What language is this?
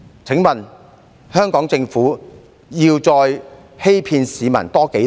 Cantonese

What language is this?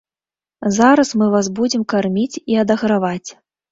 Belarusian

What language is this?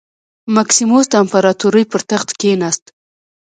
Pashto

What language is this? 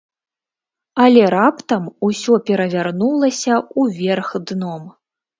Belarusian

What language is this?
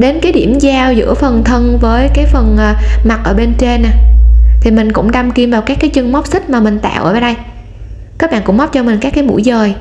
Vietnamese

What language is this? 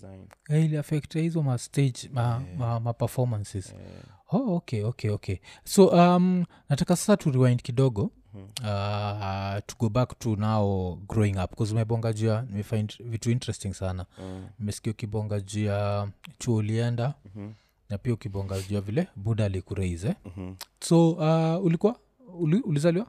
Swahili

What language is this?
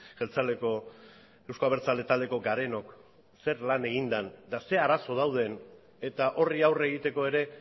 Basque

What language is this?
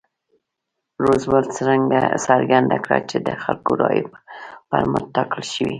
Pashto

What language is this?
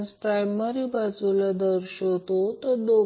Marathi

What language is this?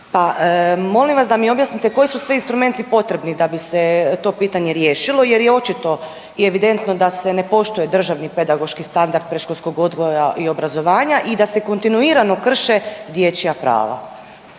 Croatian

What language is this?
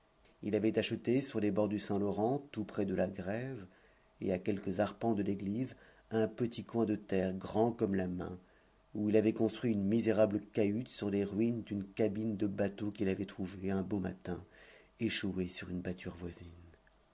French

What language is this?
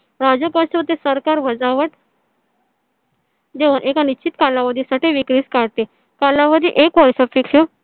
Marathi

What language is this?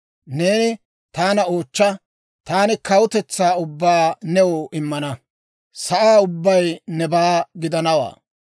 Dawro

